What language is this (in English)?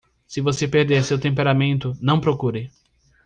Portuguese